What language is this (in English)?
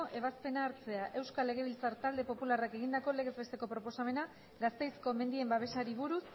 Basque